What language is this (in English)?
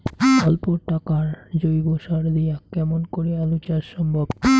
Bangla